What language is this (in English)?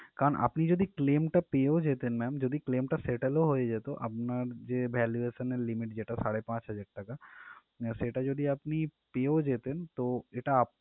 Bangla